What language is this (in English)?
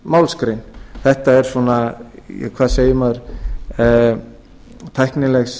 Icelandic